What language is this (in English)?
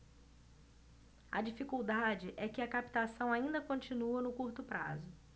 Portuguese